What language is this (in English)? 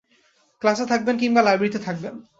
Bangla